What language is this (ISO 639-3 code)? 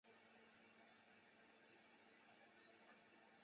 zho